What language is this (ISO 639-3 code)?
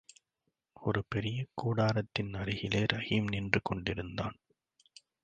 tam